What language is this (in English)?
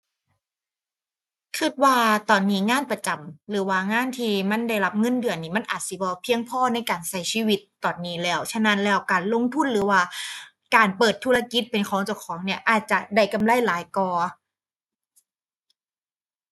Thai